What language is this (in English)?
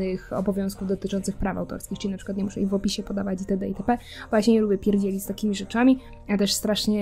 Polish